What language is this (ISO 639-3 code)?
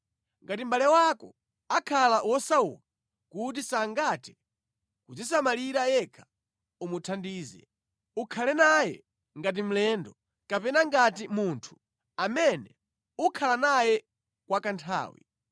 nya